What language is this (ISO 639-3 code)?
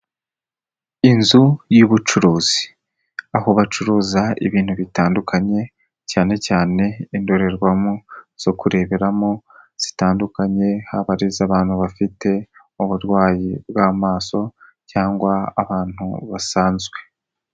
kin